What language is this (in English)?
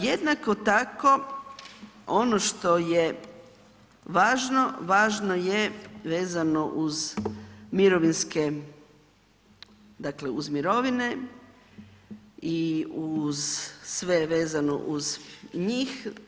Croatian